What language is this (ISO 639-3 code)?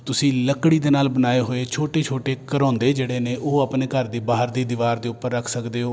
pan